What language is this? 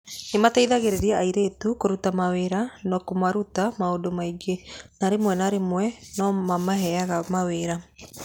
Kikuyu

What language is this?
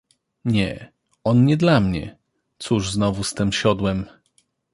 Polish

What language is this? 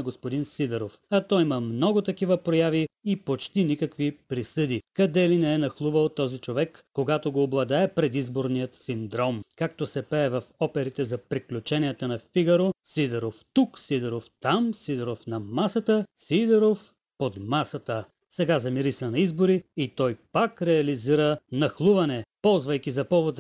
Bulgarian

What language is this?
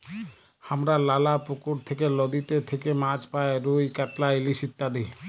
Bangla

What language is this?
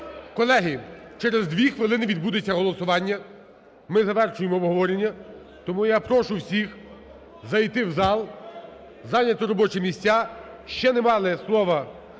Ukrainian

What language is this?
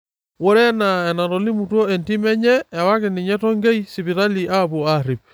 Masai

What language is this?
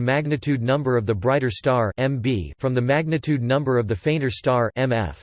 English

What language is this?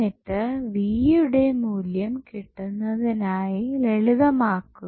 Malayalam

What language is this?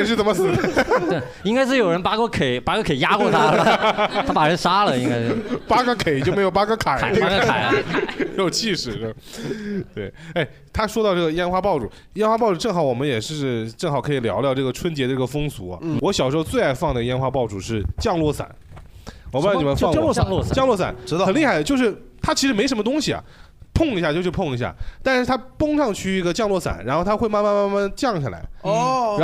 Chinese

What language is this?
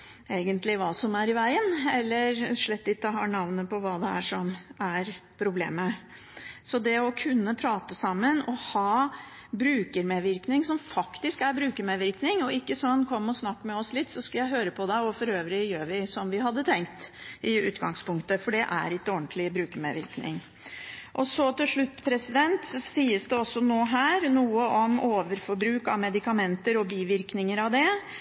Norwegian Bokmål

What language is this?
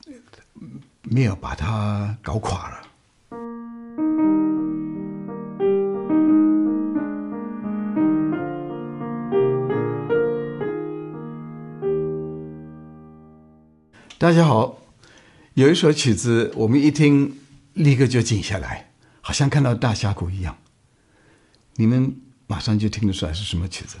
Chinese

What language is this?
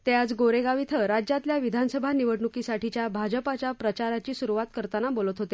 Marathi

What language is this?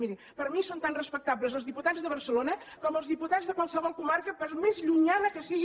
Catalan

